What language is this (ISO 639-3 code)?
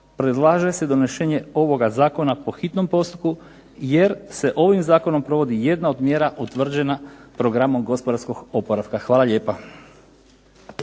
hrv